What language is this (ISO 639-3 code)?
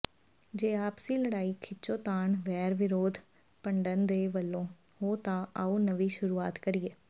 pan